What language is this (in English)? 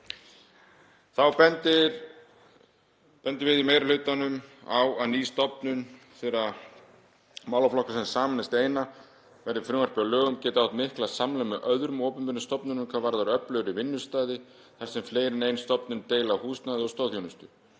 Icelandic